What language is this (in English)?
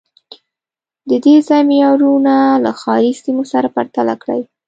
Pashto